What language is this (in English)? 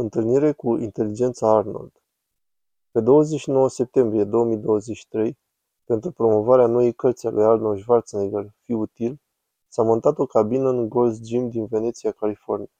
Romanian